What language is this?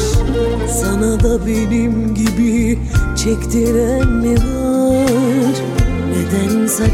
Turkish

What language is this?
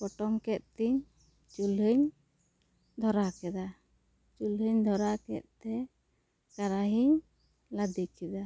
Santali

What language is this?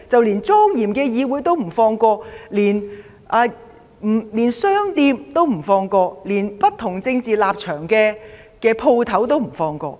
Cantonese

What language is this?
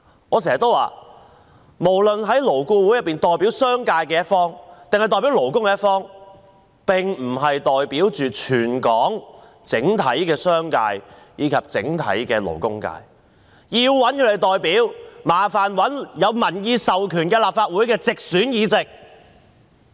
Cantonese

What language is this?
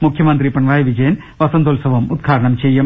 Malayalam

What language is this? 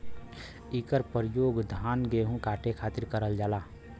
Bhojpuri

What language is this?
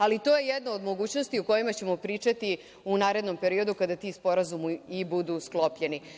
Serbian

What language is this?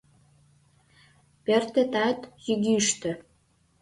Mari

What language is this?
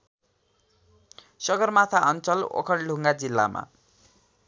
Nepali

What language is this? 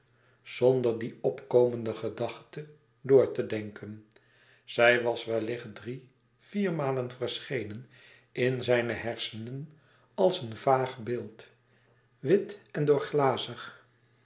Dutch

